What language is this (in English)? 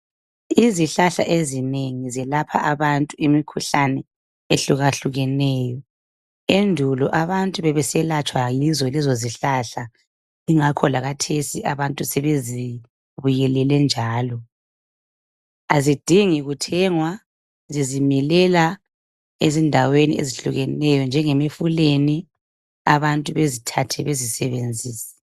North Ndebele